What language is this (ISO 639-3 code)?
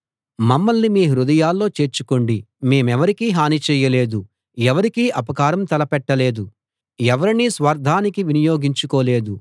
tel